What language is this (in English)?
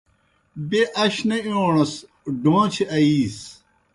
Kohistani Shina